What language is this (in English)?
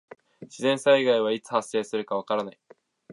Japanese